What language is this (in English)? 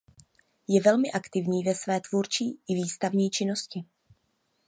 Czech